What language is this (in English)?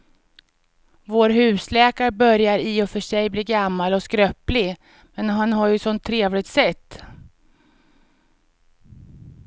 Swedish